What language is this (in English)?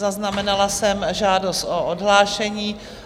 Czech